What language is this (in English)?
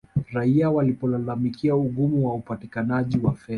Swahili